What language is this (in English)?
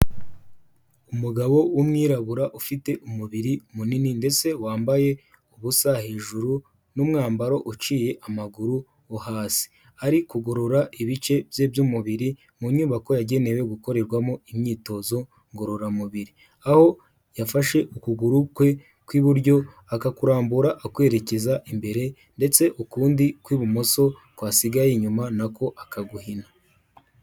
Kinyarwanda